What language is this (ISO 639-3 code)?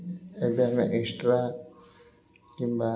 ori